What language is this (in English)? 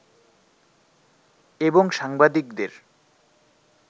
Bangla